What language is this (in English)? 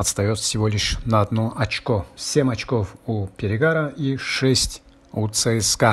Russian